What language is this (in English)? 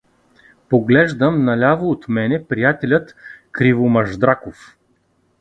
Bulgarian